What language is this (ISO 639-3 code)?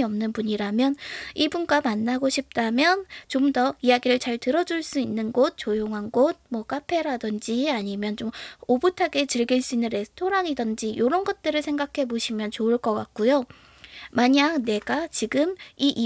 kor